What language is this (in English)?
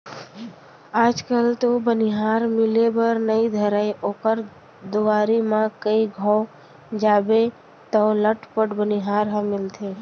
Chhattisgarhi